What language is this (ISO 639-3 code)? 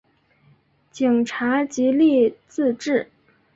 zho